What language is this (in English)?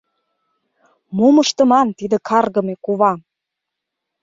Mari